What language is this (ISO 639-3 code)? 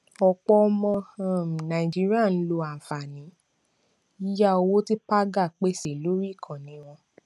yor